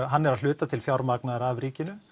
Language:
Icelandic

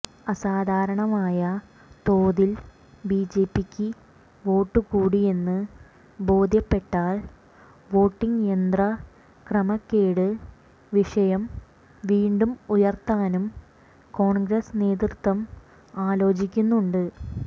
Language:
Malayalam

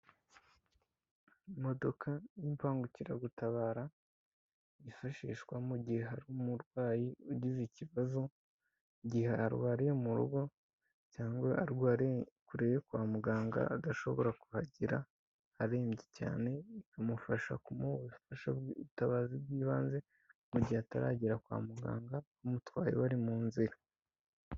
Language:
Kinyarwanda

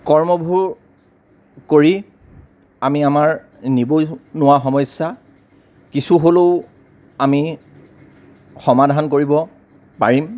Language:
Assamese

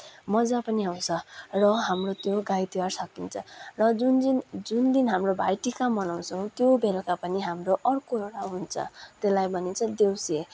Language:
Nepali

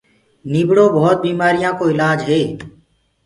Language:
Gurgula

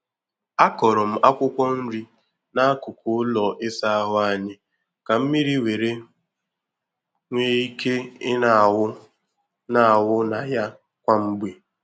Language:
Igbo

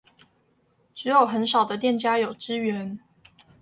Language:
Chinese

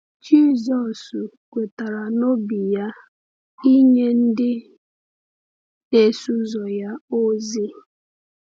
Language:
Igbo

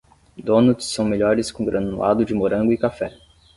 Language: Portuguese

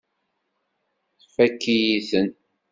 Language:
Kabyle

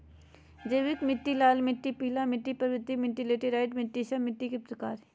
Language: Magahi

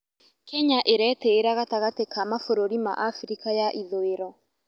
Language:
Kikuyu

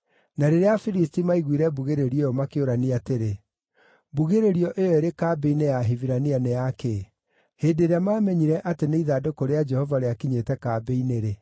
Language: Kikuyu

